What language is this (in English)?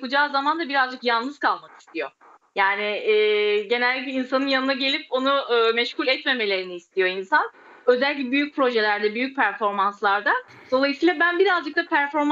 Turkish